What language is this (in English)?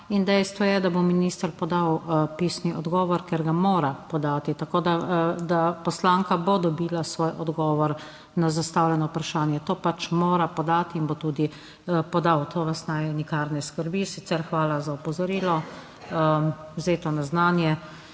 Slovenian